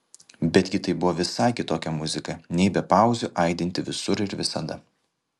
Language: Lithuanian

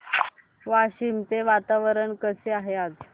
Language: Marathi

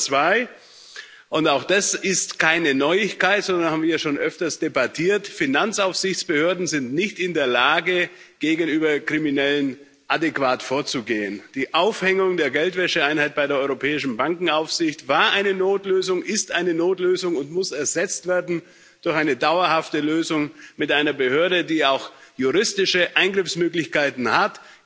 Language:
German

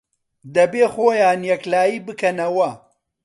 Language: Central Kurdish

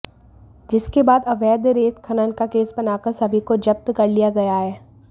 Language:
Hindi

